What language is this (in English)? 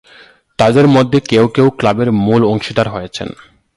Bangla